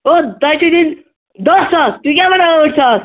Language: Kashmiri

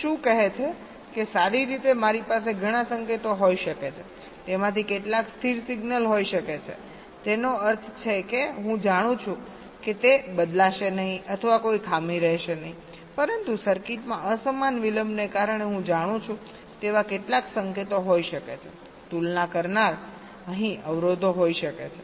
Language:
Gujarati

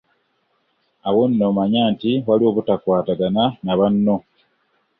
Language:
Ganda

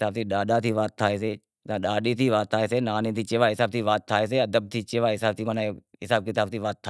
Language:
Wadiyara Koli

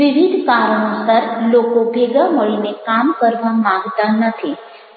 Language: Gujarati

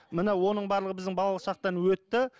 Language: Kazakh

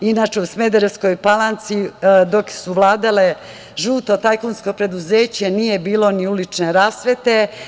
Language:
Serbian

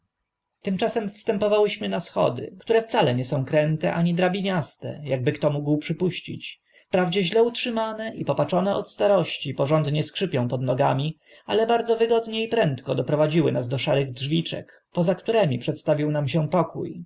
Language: Polish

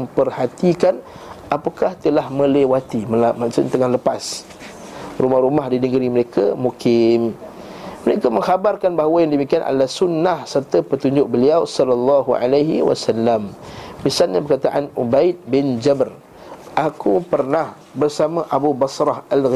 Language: Malay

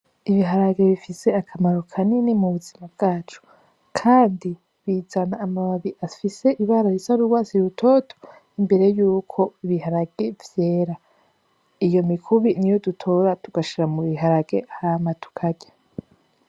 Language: Rundi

